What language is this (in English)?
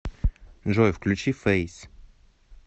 Russian